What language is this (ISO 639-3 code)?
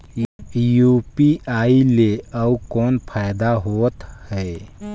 hne